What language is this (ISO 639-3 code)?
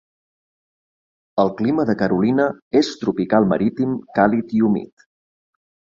cat